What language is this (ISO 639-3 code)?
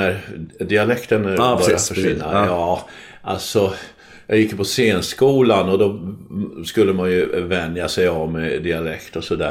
swe